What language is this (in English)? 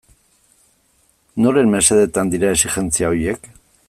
Basque